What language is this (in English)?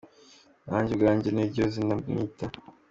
Kinyarwanda